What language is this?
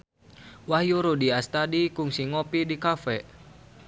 Sundanese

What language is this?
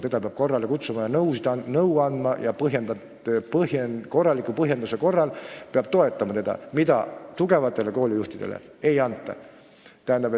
Estonian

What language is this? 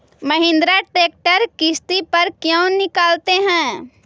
Magahi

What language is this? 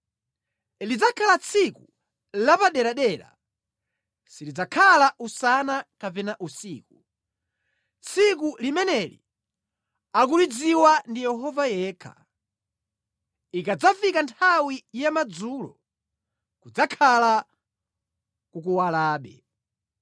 Nyanja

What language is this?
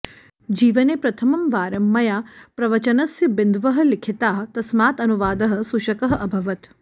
Sanskrit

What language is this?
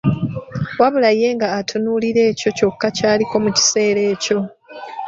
Ganda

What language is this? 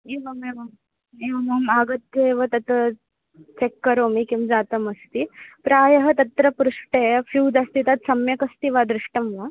Sanskrit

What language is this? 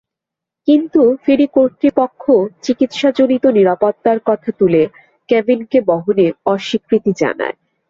Bangla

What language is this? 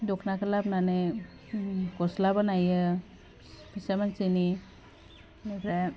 Bodo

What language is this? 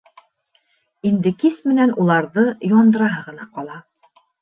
Bashkir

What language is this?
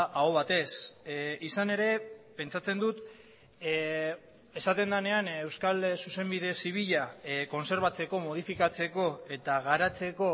Basque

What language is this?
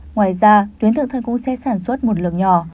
Vietnamese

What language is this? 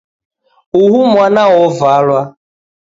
Taita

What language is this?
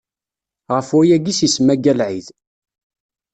Kabyle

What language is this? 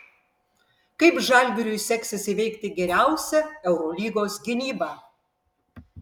Lithuanian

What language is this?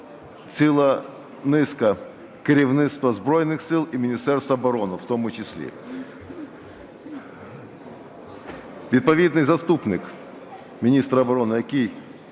Ukrainian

